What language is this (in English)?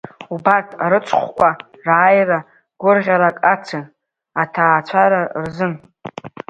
Abkhazian